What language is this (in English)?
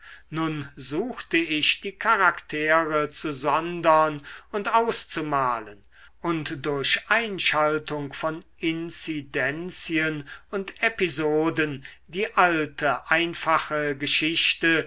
German